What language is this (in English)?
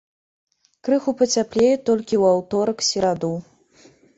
Belarusian